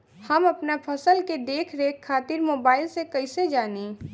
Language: Bhojpuri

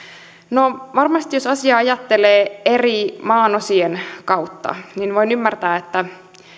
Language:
Finnish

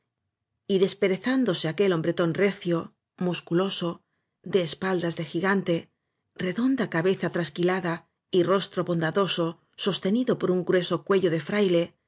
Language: Spanish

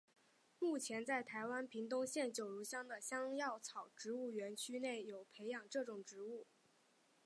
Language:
Chinese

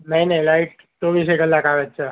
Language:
Gujarati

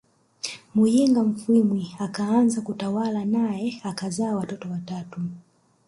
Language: Swahili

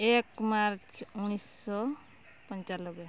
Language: Odia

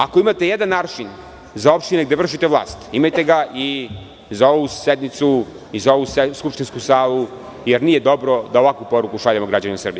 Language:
Serbian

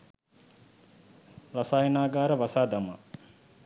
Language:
Sinhala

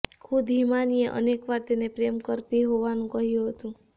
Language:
Gujarati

